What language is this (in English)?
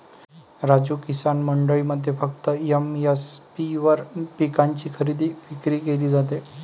Marathi